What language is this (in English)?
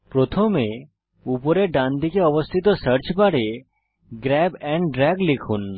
Bangla